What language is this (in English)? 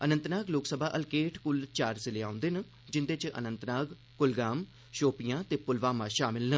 Dogri